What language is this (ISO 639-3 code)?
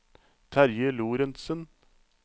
nor